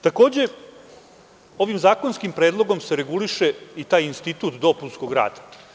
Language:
Serbian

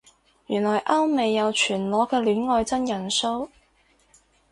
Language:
Cantonese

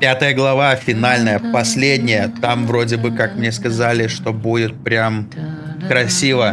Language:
Russian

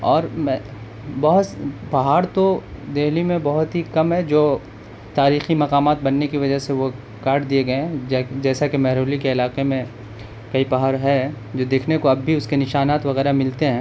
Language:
Urdu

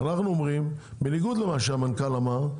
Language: Hebrew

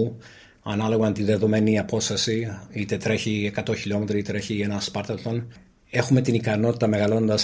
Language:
Greek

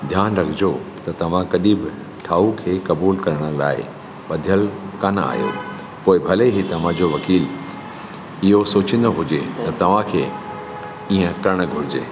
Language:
Sindhi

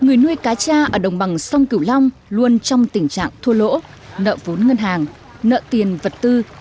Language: Vietnamese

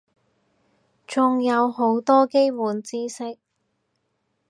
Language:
Cantonese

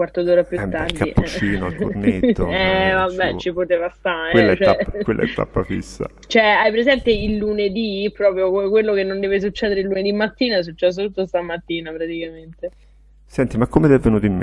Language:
Italian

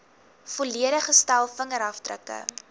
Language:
Afrikaans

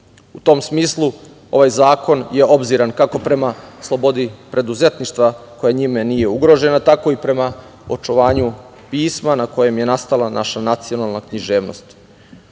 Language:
Serbian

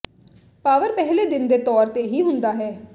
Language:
Punjabi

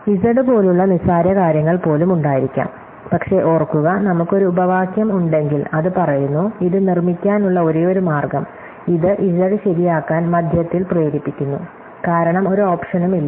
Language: Malayalam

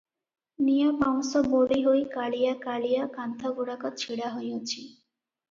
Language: Odia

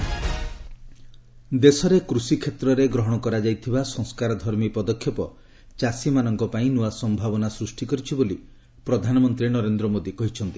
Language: Odia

